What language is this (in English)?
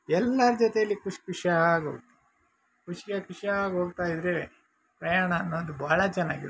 Kannada